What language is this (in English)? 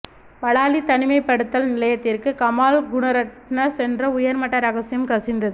Tamil